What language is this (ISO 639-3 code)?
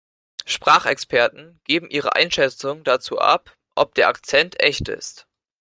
deu